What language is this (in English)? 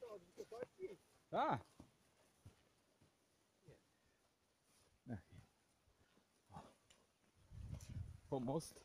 Polish